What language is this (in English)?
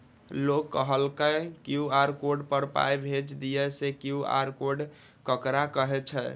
Maithili